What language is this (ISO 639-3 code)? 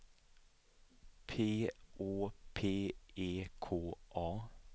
swe